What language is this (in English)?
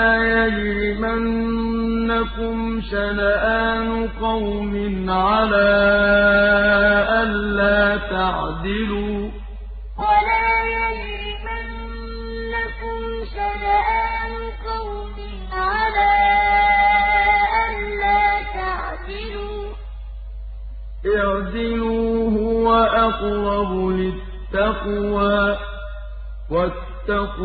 Arabic